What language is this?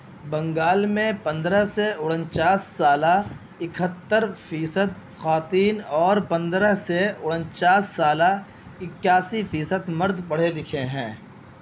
Urdu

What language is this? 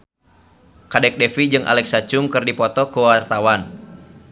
Sundanese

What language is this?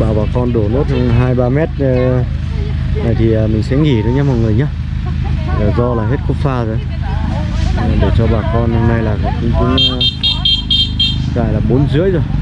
Vietnamese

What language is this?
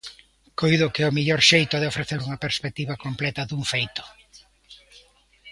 Galician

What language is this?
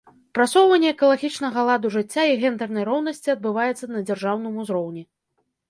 Belarusian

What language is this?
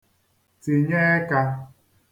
Igbo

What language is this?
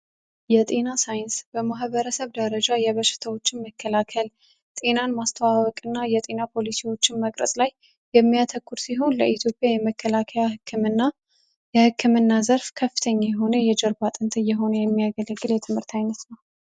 Amharic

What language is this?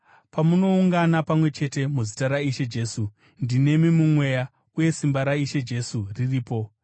Shona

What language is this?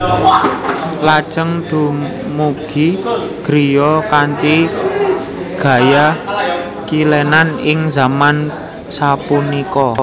Javanese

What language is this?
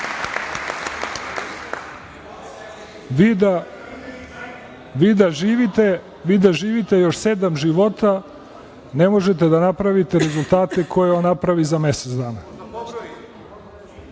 Serbian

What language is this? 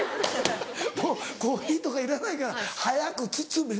Japanese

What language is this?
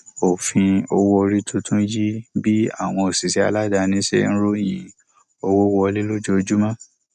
Yoruba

